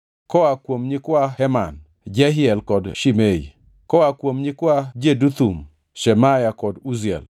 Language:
Luo (Kenya and Tanzania)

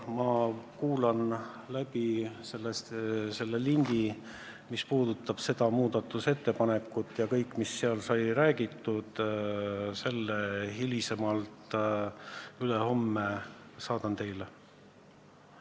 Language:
Estonian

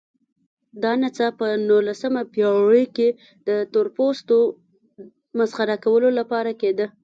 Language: Pashto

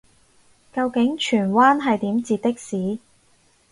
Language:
Cantonese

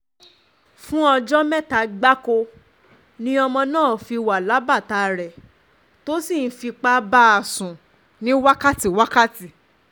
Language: Yoruba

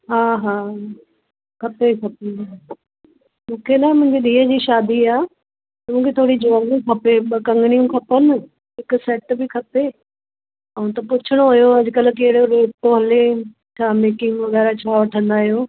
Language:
Sindhi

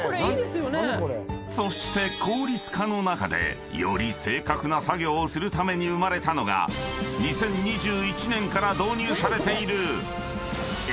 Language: Japanese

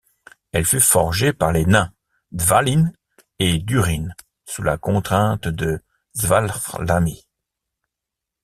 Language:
French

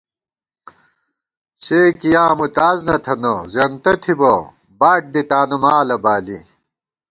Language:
Gawar-Bati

